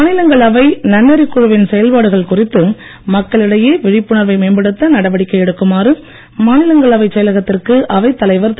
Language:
Tamil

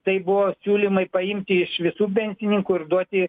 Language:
Lithuanian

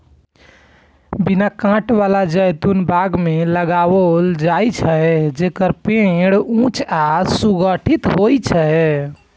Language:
Maithili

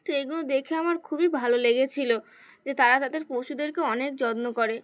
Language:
Bangla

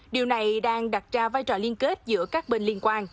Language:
Vietnamese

